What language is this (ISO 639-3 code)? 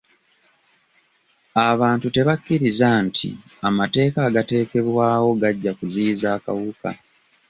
lug